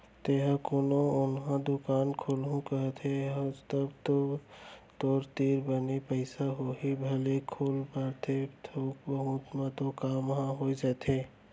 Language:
Chhattisgarhi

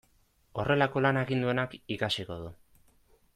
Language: Basque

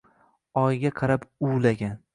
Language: Uzbek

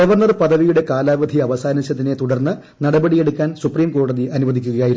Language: Malayalam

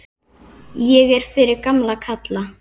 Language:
Icelandic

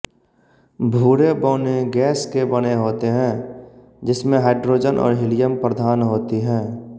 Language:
Hindi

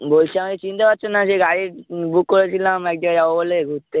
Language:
Bangla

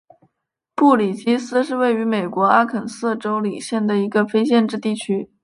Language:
Chinese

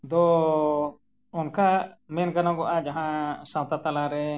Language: Santali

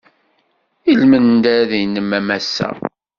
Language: Kabyle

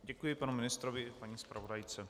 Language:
Czech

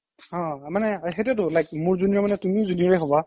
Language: Assamese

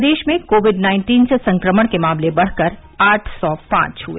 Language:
Hindi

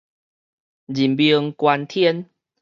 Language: Min Nan Chinese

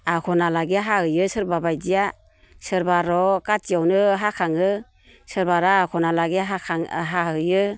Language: Bodo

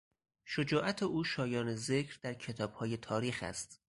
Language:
Persian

